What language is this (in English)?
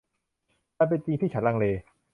Thai